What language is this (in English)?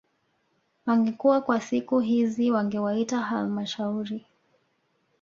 Swahili